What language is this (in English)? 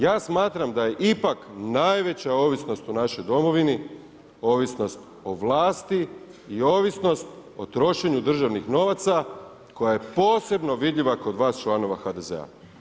Croatian